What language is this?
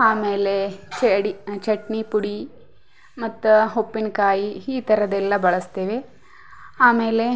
Kannada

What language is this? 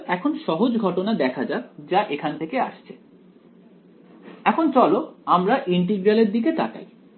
Bangla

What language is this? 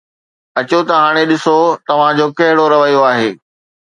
Sindhi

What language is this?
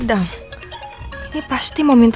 Indonesian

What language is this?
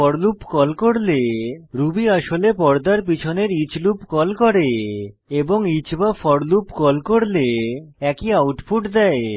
Bangla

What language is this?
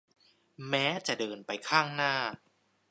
Thai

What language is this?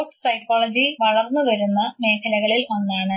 Malayalam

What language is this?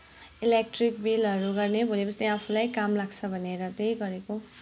Nepali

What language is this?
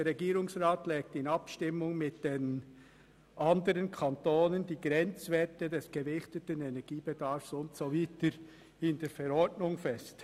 Swiss German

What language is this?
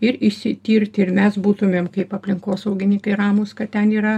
Lithuanian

